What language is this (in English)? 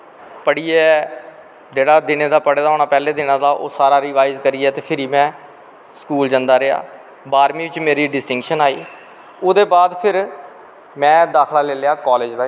Dogri